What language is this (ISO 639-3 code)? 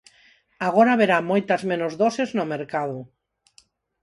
glg